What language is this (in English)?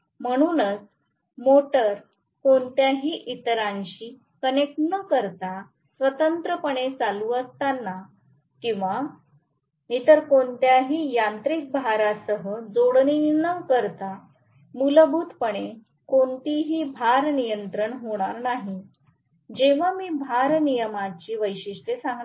Marathi